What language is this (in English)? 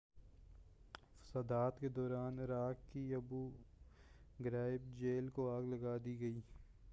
Urdu